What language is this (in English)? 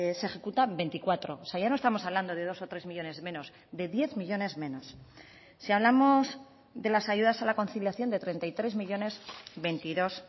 Spanish